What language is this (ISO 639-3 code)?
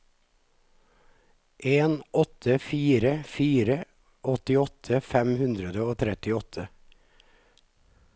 nor